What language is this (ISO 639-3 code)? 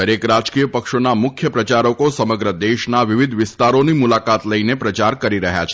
guj